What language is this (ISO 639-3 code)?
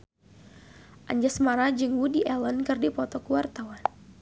sun